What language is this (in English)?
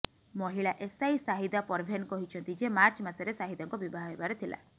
Odia